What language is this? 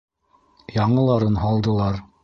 Bashkir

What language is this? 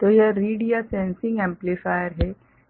Hindi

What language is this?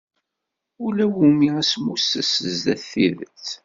Kabyle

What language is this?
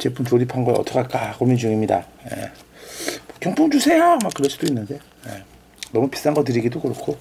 Korean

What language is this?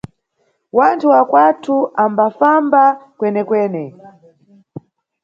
Nyungwe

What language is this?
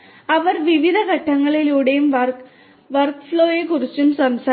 Malayalam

